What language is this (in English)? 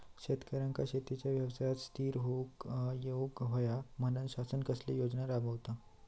Marathi